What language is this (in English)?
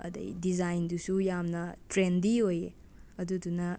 Manipuri